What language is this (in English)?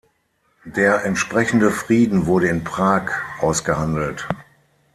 German